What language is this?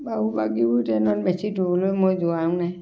Assamese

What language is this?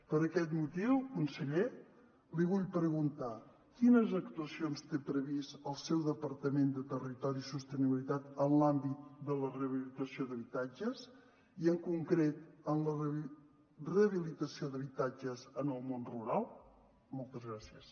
Catalan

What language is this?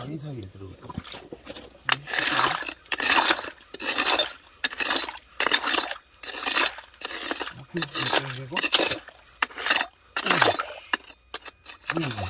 Korean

